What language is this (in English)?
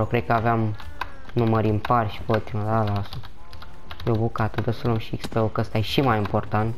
Romanian